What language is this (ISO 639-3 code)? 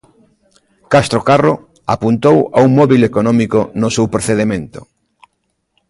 glg